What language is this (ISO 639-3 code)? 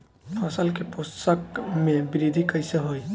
bho